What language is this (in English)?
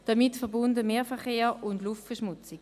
Swiss German